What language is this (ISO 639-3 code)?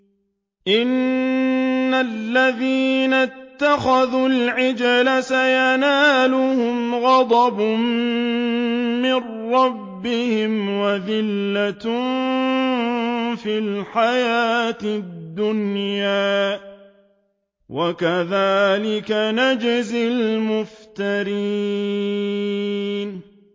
ara